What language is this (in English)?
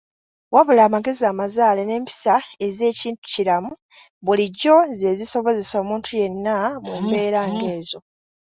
Ganda